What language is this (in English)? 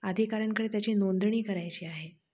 Marathi